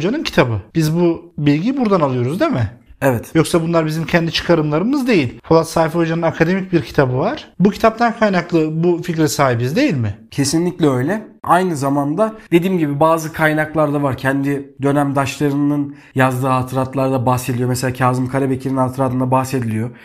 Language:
Turkish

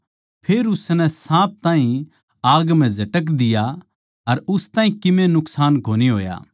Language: Haryanvi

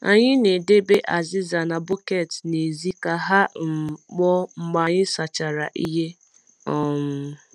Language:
Igbo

